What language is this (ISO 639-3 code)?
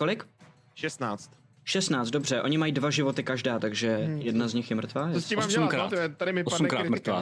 ces